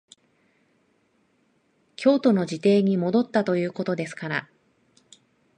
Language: Japanese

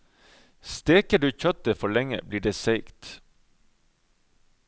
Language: Norwegian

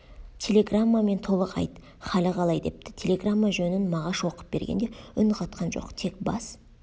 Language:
Kazakh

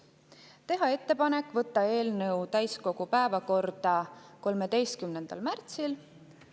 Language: Estonian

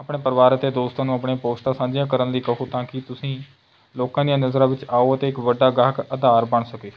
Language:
Punjabi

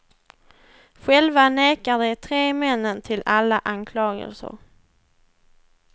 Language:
Swedish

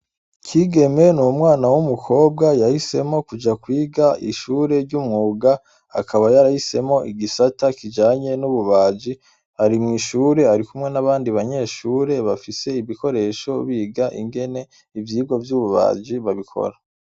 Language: Rundi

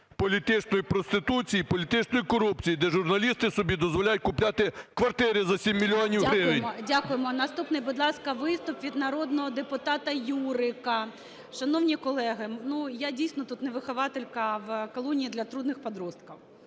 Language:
Ukrainian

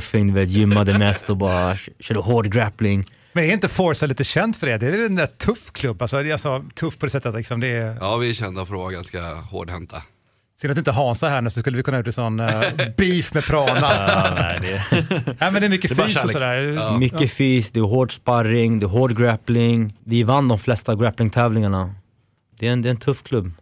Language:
Swedish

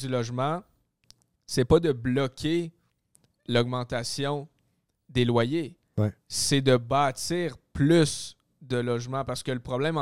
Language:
French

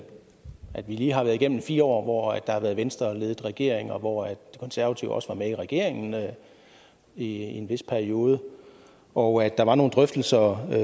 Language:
Danish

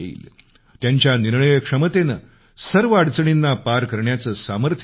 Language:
Marathi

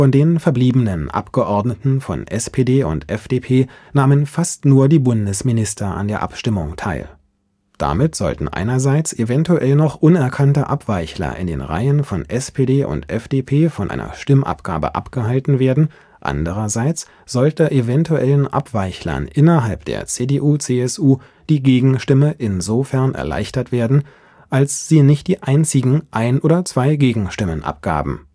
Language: German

